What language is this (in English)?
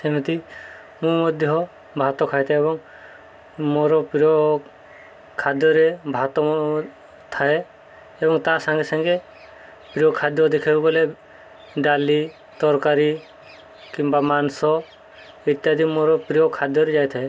Odia